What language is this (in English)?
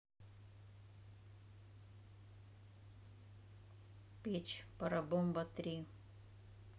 Russian